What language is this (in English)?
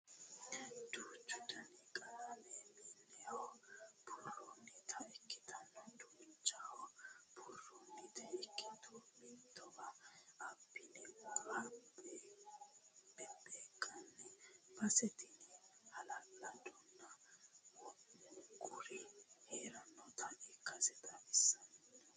Sidamo